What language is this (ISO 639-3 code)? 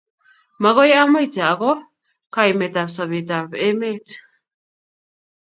kln